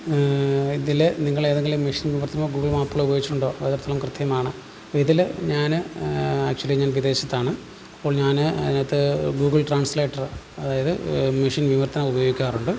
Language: Malayalam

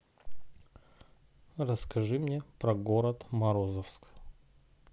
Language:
Russian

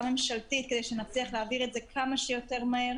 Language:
Hebrew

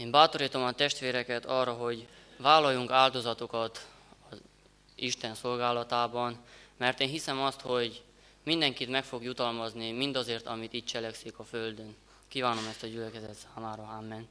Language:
Hungarian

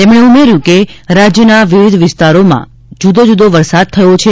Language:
Gujarati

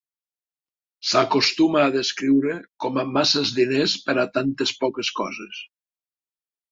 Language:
Catalan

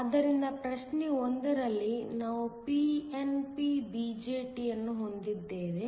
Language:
Kannada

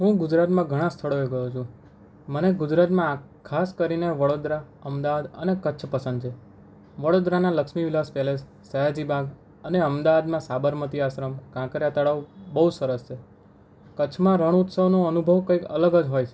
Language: Gujarati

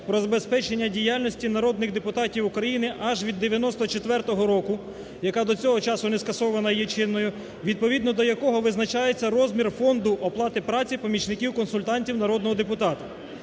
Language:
Ukrainian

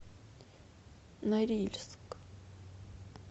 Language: Russian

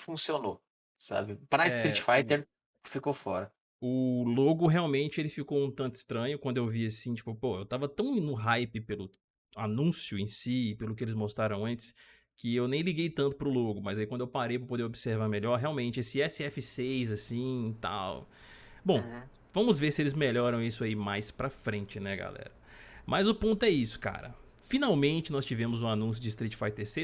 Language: Portuguese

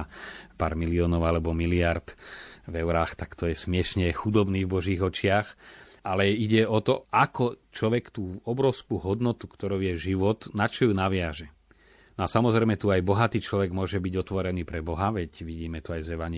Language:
Slovak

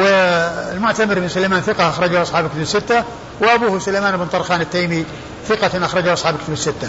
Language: Arabic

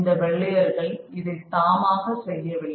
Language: Tamil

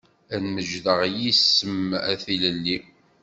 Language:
Kabyle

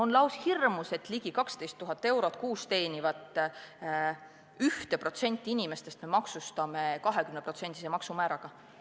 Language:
Estonian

